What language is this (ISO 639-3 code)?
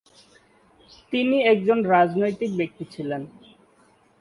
ben